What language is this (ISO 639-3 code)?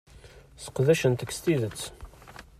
kab